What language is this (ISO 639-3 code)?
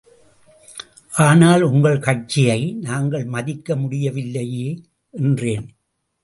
tam